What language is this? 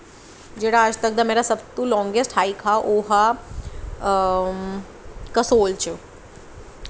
Dogri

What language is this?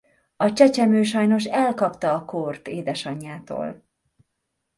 Hungarian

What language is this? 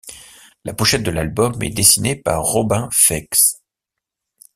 French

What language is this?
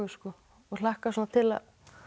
Icelandic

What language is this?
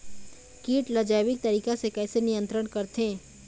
Chhattisgarhi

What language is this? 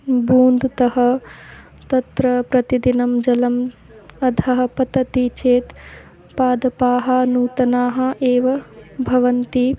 Sanskrit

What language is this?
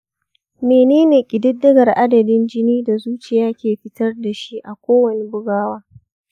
Hausa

